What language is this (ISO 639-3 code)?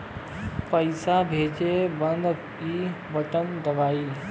bho